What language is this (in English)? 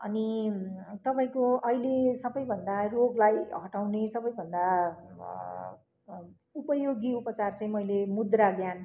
Nepali